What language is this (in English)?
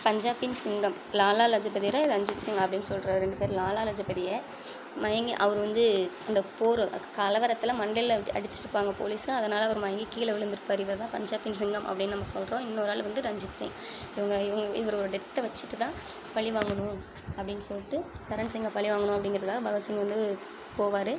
Tamil